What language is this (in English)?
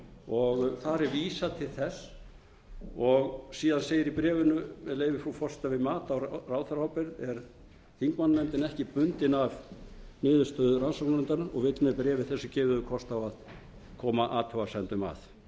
Icelandic